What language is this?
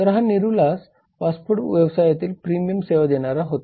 Marathi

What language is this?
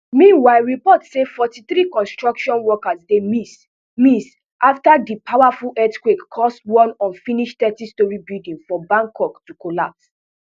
Nigerian Pidgin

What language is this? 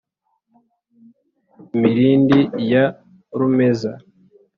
Kinyarwanda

